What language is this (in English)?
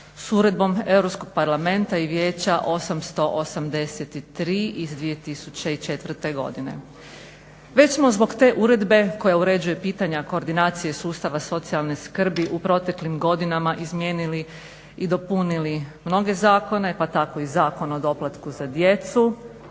Croatian